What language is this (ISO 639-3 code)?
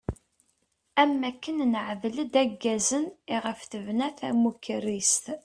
kab